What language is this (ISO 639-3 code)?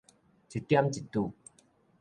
nan